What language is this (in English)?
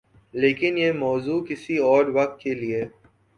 Urdu